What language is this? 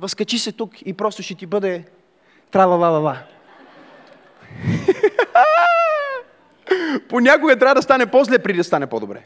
Bulgarian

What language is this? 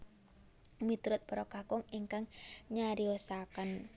Javanese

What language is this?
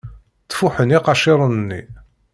Kabyle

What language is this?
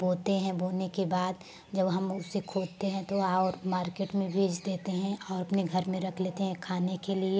Hindi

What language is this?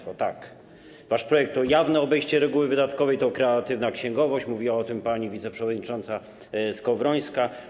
Polish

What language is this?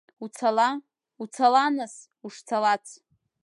Abkhazian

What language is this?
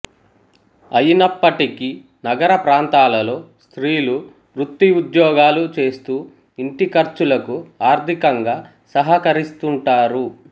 Telugu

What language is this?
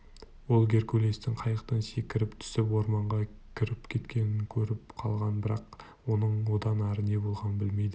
Kazakh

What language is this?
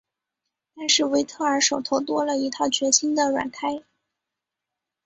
Chinese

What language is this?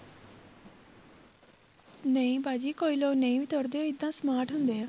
Punjabi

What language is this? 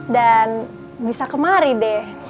Indonesian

